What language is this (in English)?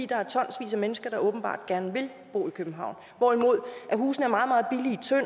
Danish